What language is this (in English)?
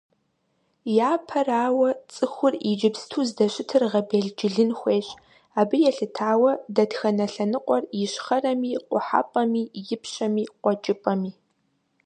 Kabardian